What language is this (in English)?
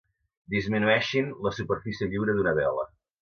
Catalan